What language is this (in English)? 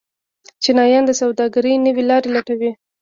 Pashto